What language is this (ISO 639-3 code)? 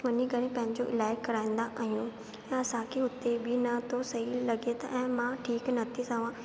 snd